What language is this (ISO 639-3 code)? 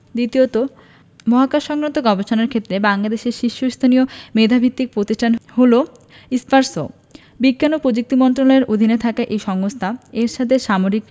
ben